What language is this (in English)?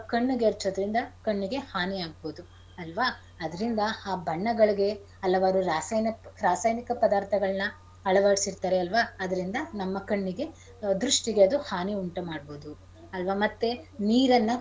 Kannada